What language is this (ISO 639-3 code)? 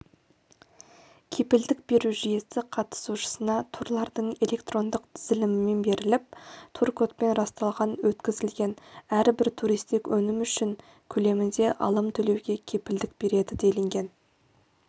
kaz